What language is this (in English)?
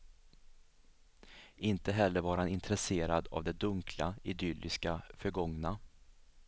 Swedish